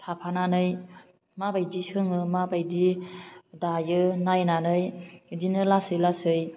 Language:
Bodo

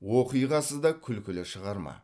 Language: Kazakh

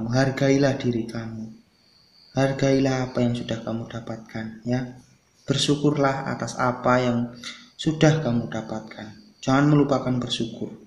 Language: Indonesian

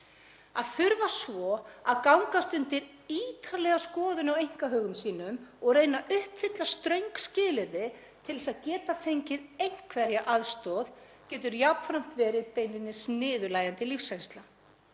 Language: Icelandic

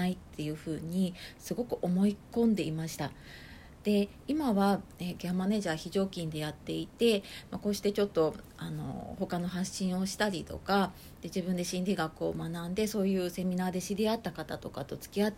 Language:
Japanese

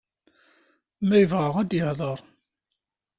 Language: Kabyle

